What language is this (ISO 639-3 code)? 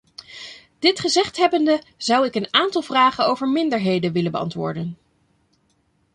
nld